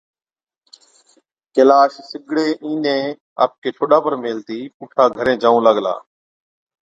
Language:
Od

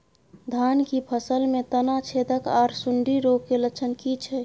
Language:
Maithili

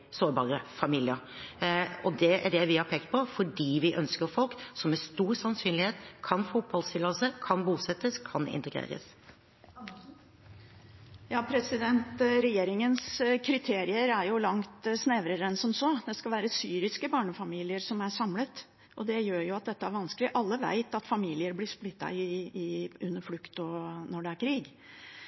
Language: Norwegian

